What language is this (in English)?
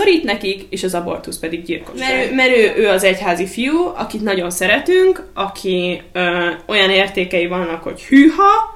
Hungarian